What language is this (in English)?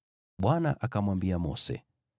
Swahili